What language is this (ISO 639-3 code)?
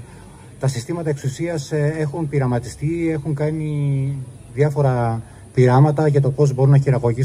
ell